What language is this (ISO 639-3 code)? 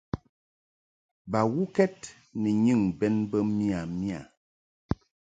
mhk